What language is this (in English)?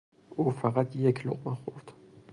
Persian